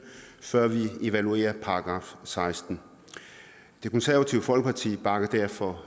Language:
Danish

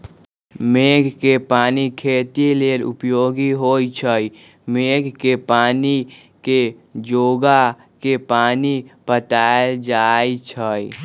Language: Magahi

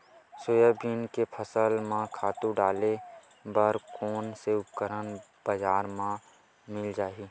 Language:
Chhattisgarhi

